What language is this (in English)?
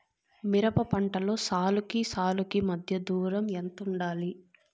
Telugu